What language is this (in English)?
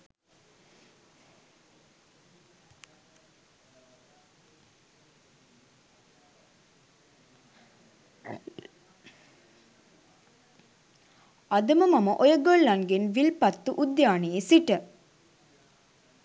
Sinhala